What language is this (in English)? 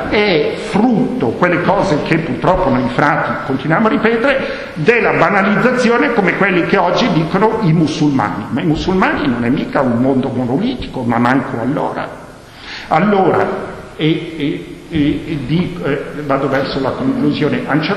Italian